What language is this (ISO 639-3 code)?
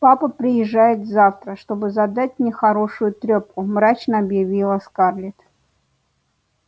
rus